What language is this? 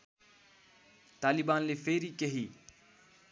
Nepali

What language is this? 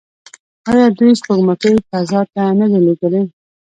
Pashto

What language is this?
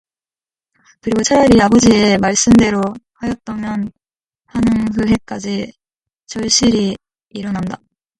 Korean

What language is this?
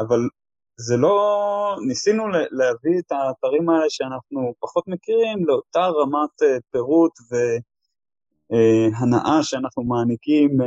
Hebrew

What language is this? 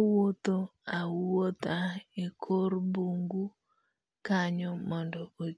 Luo (Kenya and Tanzania)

